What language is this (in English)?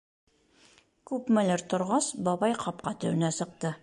Bashkir